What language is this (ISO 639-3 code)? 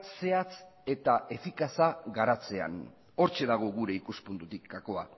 eus